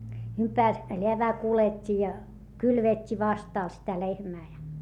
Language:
Finnish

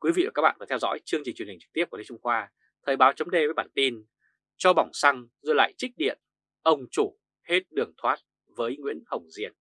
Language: Vietnamese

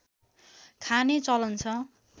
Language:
Nepali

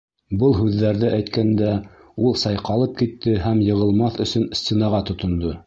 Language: Bashkir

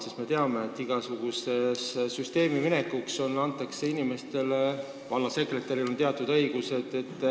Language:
Estonian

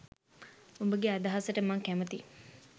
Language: Sinhala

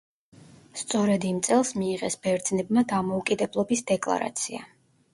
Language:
Georgian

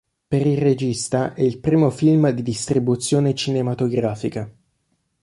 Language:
Italian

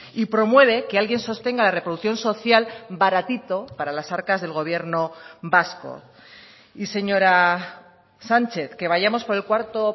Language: Spanish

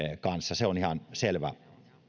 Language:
Finnish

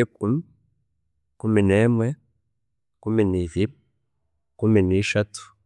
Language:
Chiga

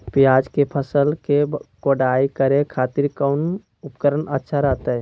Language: Magahi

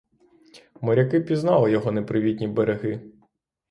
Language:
Ukrainian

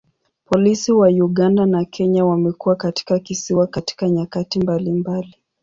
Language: Swahili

